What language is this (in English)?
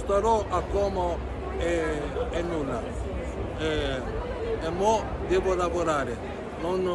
Italian